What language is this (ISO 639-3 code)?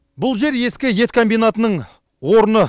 kaz